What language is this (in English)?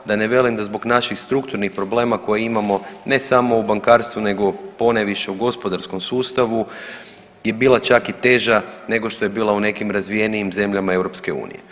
Croatian